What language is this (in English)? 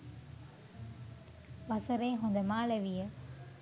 Sinhala